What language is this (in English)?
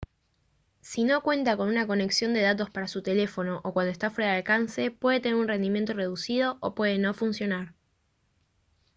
Spanish